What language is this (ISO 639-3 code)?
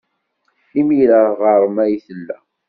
kab